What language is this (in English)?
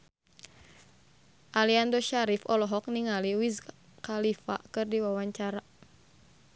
Sundanese